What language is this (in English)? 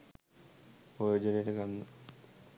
Sinhala